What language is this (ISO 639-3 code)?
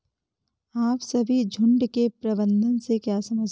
hin